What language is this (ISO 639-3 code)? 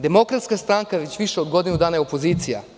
srp